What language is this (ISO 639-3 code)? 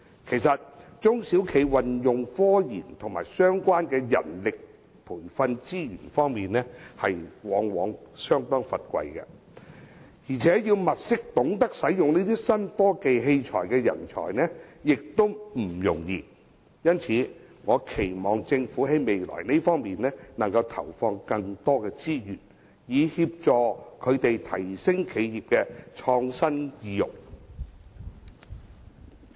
yue